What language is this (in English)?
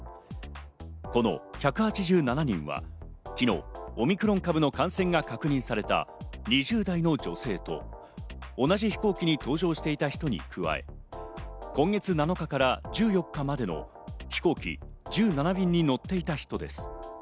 Japanese